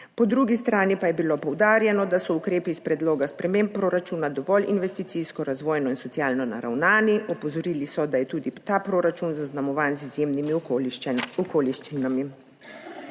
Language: Slovenian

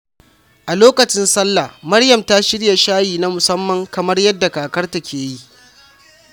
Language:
Hausa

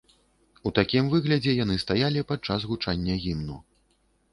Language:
Belarusian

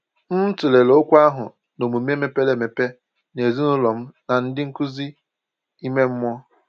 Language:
Igbo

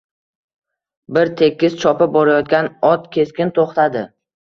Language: Uzbek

